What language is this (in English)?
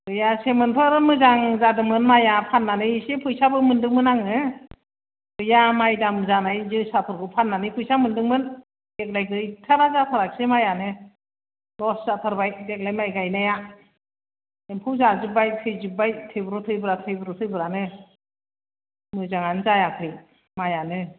Bodo